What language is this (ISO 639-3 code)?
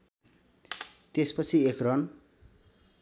nep